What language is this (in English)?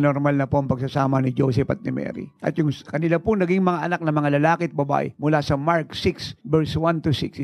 Filipino